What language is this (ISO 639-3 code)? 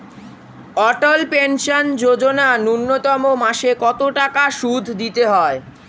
ben